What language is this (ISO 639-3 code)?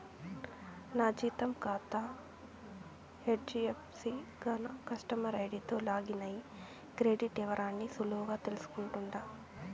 tel